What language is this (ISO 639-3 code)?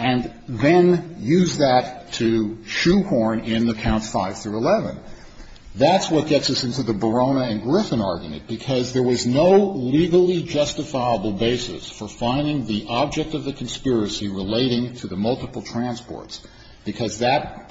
eng